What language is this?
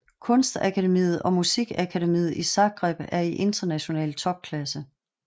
Danish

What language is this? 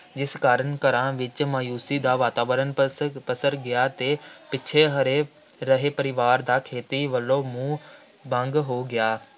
Punjabi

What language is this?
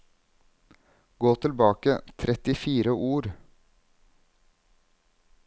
Norwegian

